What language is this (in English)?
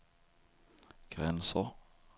Swedish